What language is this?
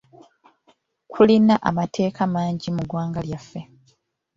Ganda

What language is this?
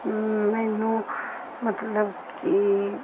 Punjabi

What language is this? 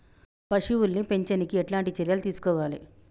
Telugu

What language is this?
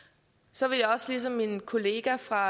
Danish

